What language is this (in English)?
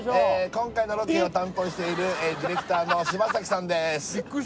Japanese